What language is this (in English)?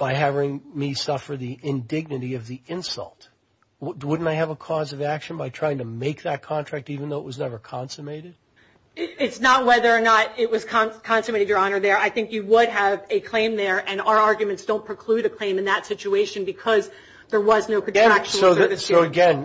English